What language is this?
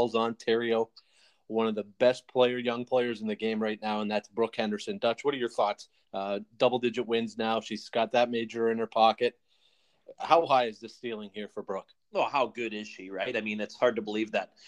English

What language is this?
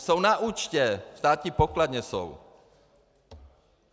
Czech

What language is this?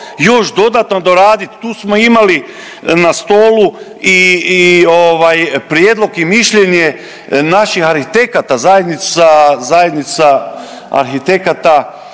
Croatian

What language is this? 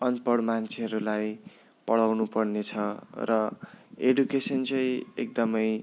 Nepali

